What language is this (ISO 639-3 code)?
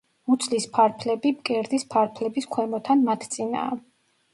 kat